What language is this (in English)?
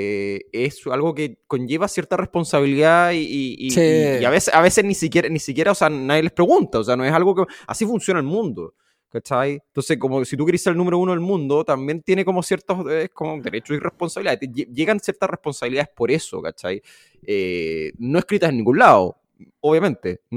Spanish